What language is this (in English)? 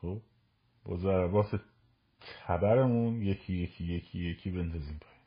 Persian